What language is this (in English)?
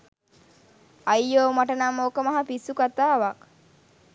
Sinhala